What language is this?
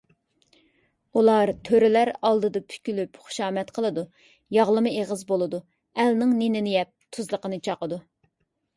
Uyghur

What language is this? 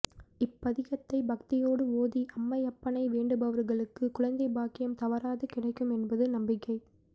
Tamil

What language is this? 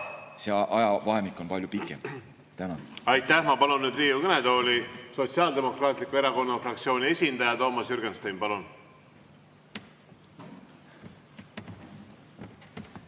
Estonian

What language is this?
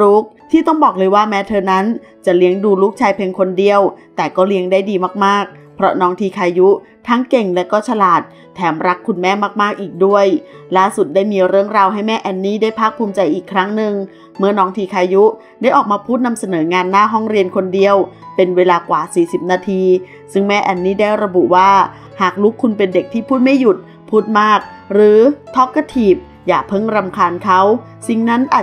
Thai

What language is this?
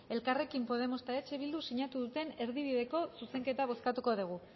Basque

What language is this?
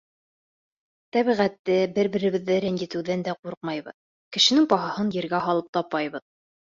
Bashkir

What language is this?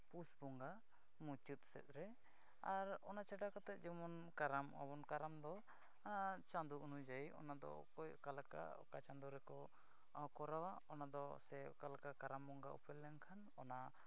Santali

